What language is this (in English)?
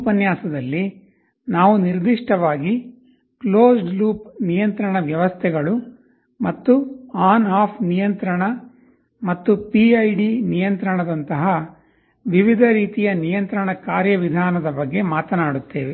Kannada